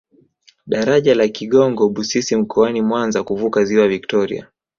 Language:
Swahili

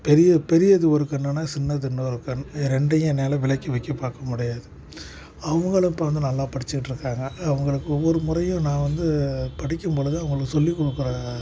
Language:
Tamil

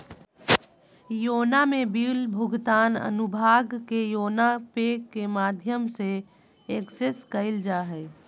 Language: Magahi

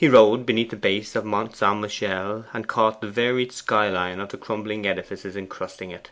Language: English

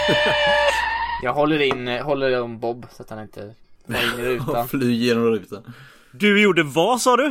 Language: Swedish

